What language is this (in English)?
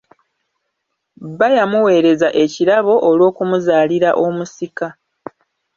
Ganda